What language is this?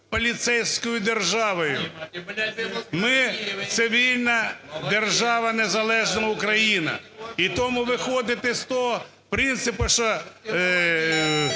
Ukrainian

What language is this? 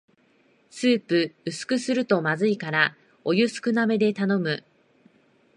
Japanese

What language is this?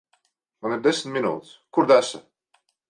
Latvian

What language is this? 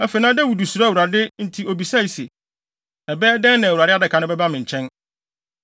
Akan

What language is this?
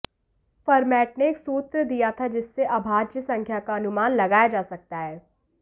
Hindi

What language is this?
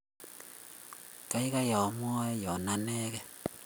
Kalenjin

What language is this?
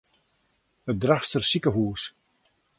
Western Frisian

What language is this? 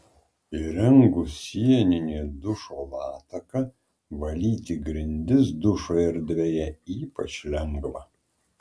Lithuanian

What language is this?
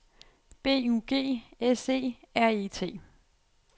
Danish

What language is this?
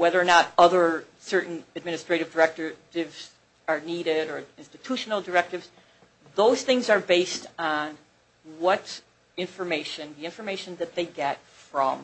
English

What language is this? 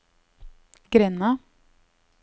Norwegian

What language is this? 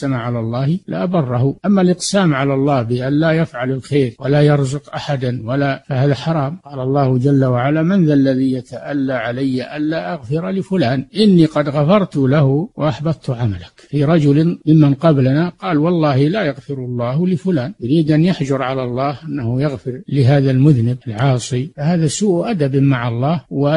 Arabic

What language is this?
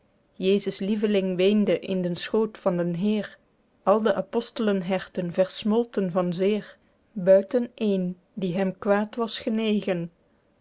Dutch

